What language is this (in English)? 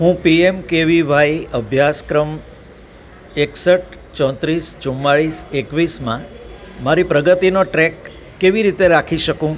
Gujarati